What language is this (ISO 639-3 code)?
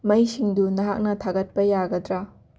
mni